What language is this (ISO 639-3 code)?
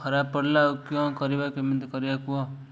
ori